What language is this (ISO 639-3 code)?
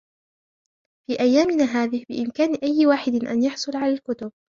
ara